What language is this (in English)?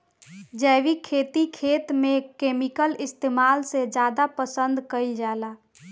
Bhojpuri